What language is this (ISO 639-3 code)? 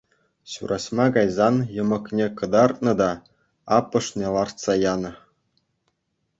chv